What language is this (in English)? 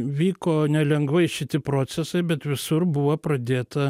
Lithuanian